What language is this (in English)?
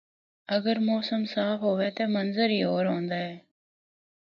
Northern Hindko